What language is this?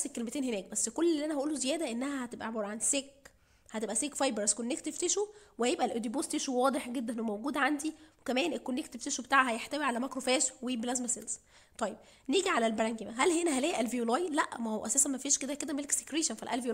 Arabic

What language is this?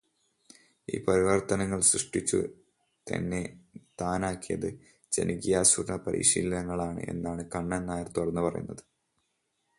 Malayalam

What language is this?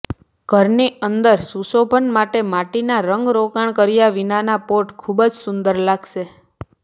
Gujarati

